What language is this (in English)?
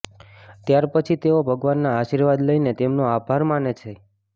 Gujarati